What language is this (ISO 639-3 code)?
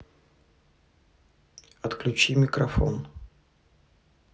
rus